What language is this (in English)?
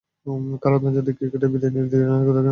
Bangla